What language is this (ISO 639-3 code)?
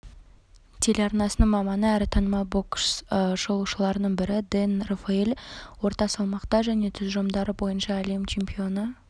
kaz